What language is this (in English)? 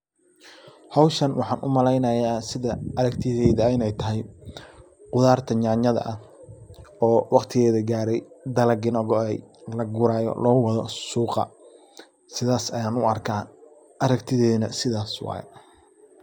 Somali